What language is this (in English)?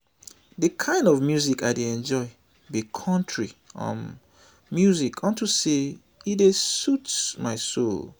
Nigerian Pidgin